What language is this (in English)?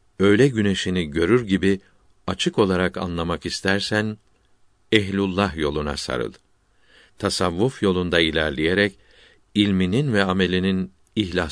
Turkish